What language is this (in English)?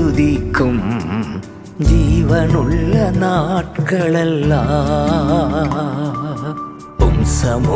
Urdu